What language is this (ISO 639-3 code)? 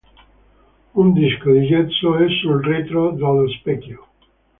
ita